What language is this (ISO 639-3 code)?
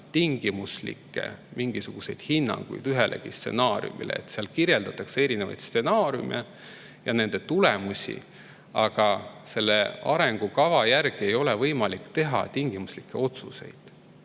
est